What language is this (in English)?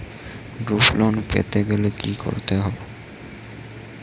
Bangla